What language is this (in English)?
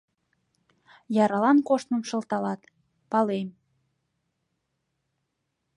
Mari